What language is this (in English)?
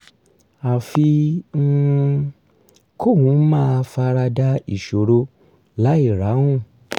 Yoruba